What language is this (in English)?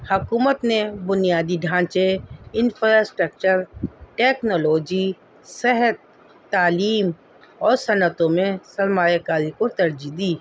Urdu